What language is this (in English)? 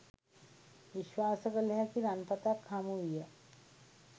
Sinhala